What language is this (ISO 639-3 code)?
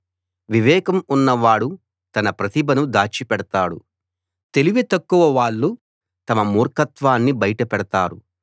tel